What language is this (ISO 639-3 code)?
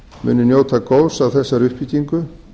isl